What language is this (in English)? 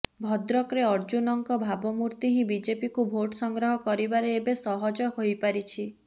Odia